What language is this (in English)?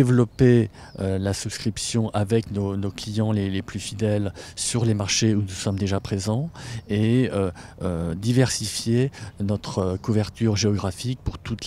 French